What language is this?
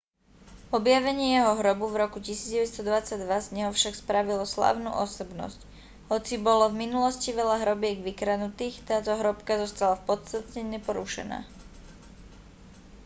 Slovak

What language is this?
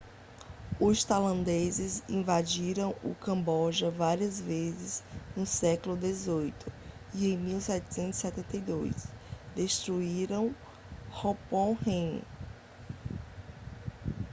Portuguese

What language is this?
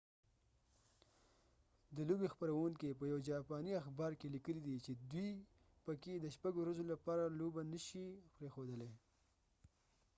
Pashto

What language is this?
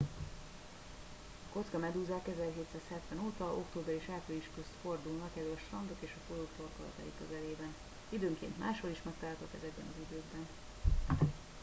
Hungarian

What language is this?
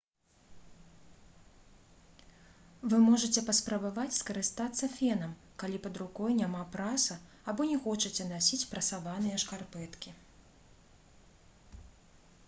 Belarusian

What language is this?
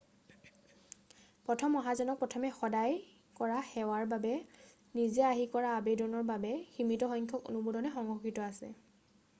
Assamese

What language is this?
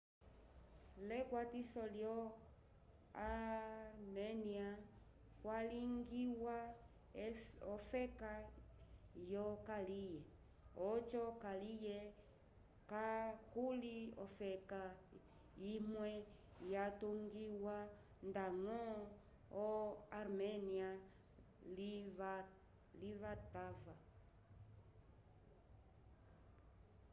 Umbundu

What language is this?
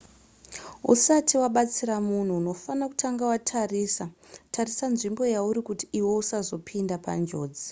Shona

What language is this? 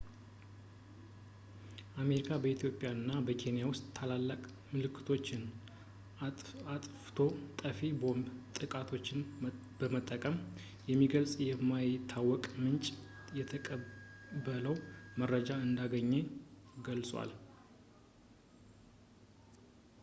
Amharic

